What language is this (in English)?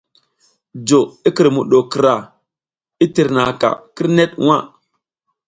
South Giziga